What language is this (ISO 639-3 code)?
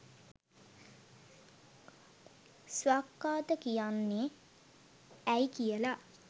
sin